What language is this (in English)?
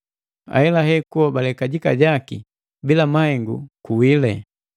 Matengo